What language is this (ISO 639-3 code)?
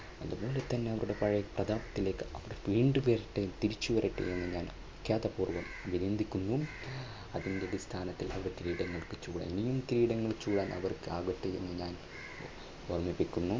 mal